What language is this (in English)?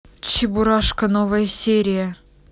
Russian